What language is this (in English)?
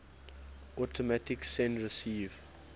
English